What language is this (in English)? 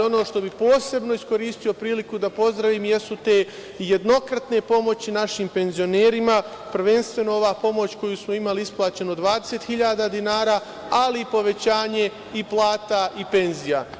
Serbian